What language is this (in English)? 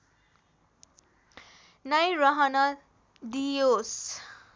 Nepali